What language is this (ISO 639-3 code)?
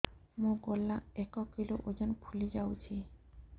ori